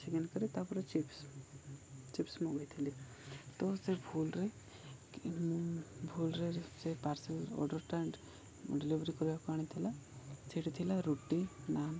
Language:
Odia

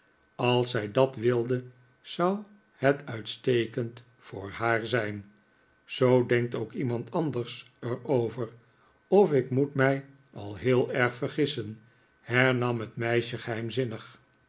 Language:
Dutch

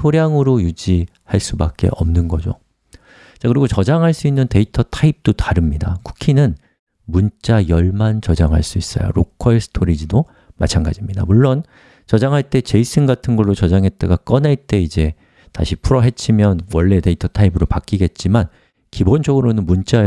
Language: Korean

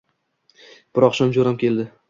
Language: Uzbek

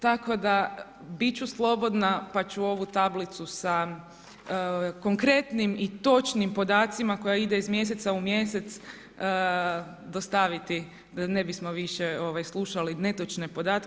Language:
Croatian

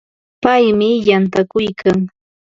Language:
Ambo-Pasco Quechua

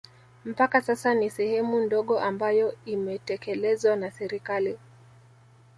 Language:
Swahili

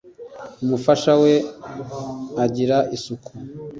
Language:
Kinyarwanda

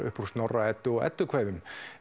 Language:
Icelandic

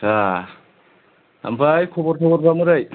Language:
Bodo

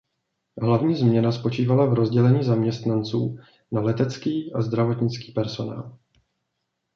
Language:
Czech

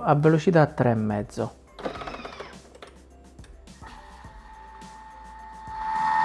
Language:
Italian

